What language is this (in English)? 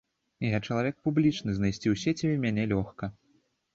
Belarusian